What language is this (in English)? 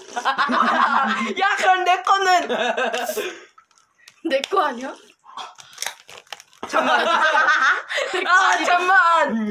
Korean